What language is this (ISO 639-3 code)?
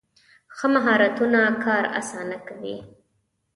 pus